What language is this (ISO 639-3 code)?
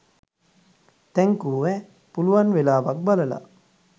sin